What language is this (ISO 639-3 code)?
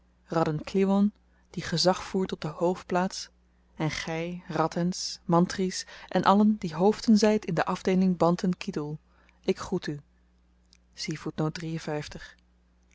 nld